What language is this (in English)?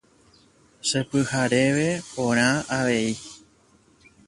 Guarani